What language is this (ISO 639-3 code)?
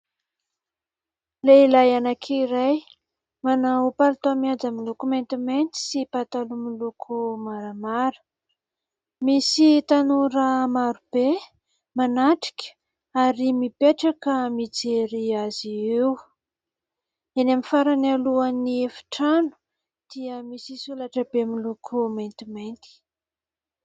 mlg